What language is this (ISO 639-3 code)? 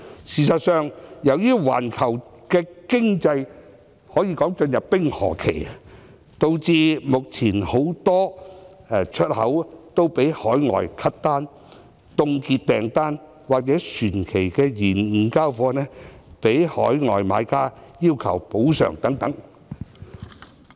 yue